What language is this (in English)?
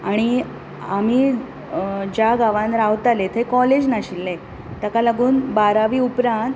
Konkani